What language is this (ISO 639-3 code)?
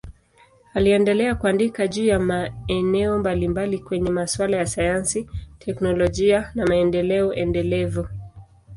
swa